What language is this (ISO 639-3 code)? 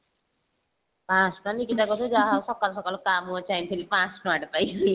ori